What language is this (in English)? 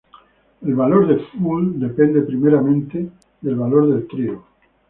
Spanish